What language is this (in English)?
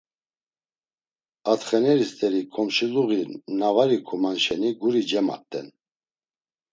Laz